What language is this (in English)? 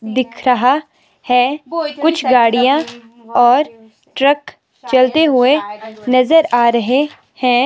Hindi